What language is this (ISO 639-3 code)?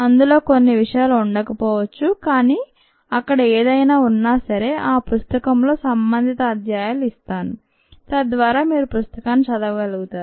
tel